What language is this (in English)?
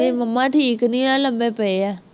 Punjabi